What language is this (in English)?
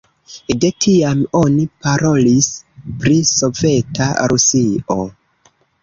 Esperanto